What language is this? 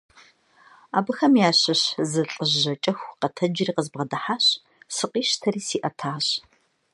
Kabardian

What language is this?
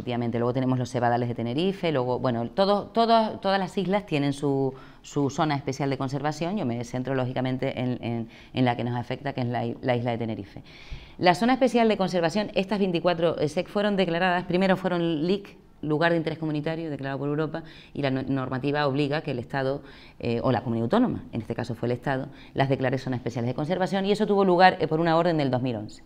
Spanish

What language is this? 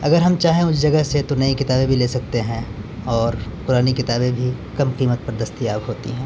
Urdu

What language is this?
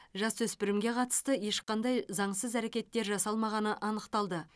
Kazakh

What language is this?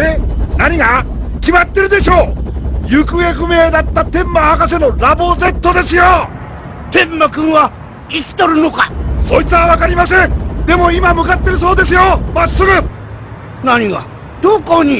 Japanese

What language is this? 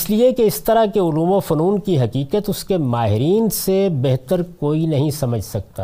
Urdu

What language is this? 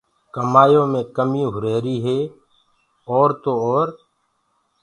Gurgula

